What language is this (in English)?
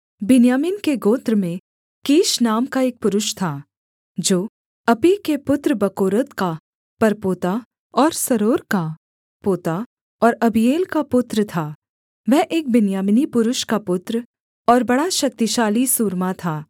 Hindi